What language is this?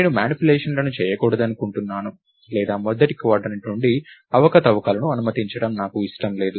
Telugu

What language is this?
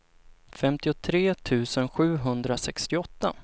Swedish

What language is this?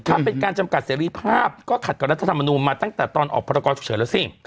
Thai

